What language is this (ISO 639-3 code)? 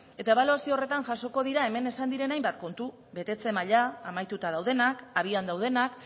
eus